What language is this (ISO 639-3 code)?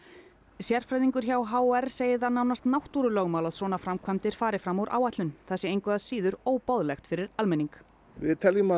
isl